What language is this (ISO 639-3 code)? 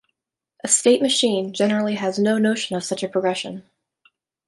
eng